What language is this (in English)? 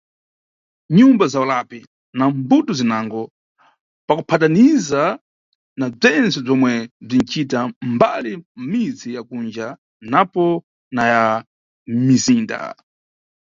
Nyungwe